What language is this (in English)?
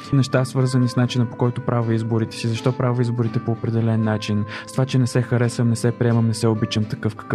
Bulgarian